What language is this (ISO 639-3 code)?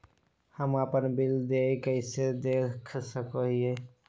mag